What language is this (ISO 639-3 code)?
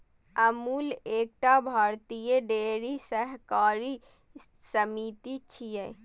mai